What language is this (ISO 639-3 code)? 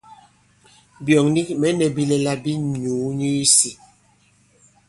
abb